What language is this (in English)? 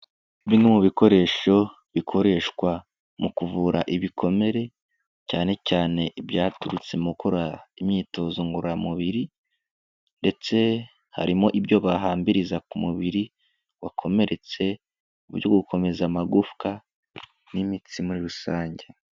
Kinyarwanda